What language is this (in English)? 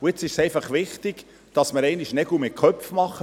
Swiss German